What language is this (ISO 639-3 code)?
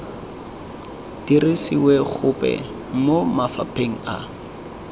tsn